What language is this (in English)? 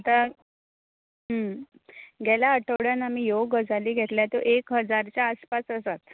Konkani